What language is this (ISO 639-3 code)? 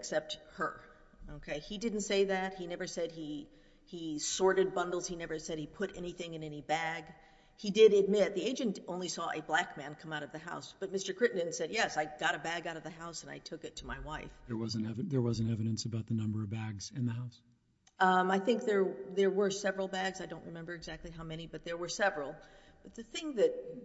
eng